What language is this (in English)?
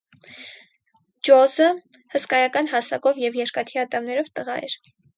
Armenian